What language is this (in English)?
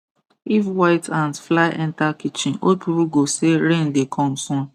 Nigerian Pidgin